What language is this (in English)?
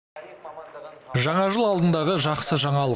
Kazakh